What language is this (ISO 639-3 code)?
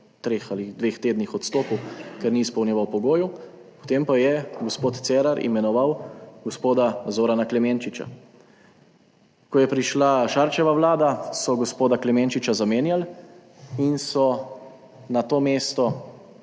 slv